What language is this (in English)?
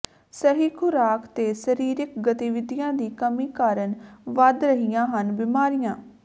Punjabi